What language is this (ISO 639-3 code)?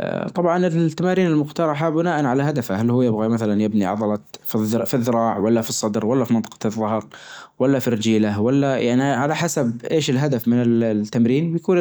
ars